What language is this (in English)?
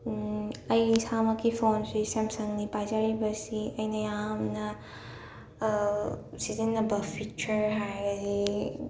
Manipuri